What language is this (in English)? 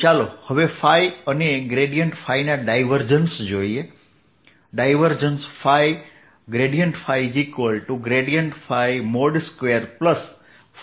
Gujarati